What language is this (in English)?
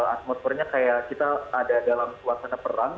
Indonesian